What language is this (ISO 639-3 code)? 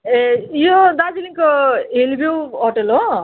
nep